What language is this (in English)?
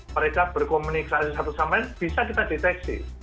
Indonesian